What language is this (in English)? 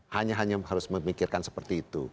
Indonesian